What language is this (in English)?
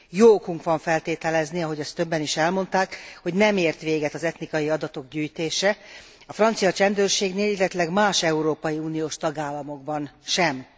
Hungarian